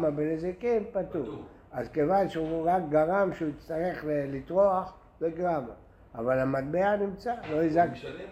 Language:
Hebrew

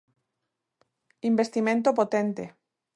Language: Galician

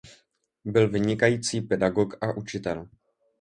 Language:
Czech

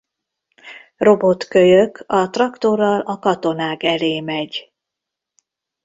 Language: Hungarian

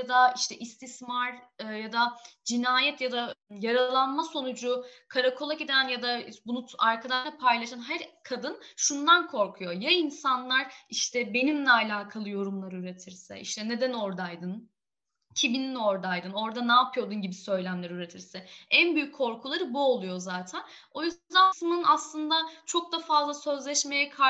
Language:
Turkish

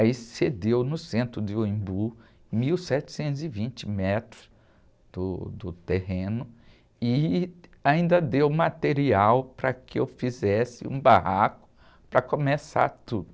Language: Portuguese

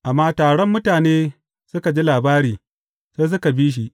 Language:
Hausa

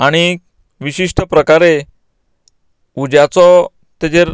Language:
Konkani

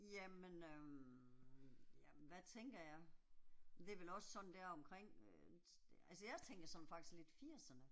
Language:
Danish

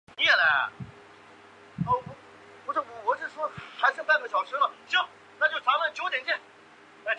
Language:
Chinese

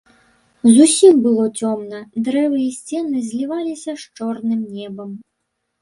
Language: Belarusian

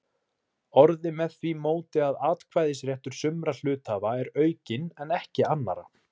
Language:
Icelandic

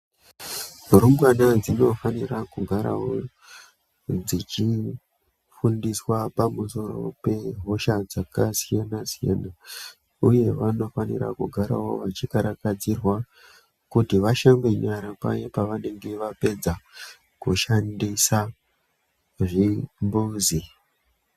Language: Ndau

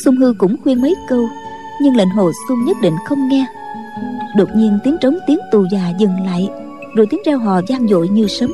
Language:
Vietnamese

